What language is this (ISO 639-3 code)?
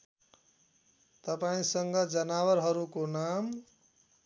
nep